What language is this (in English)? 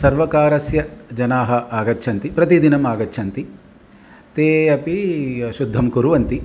Sanskrit